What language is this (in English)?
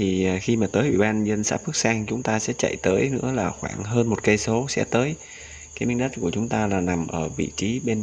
Vietnamese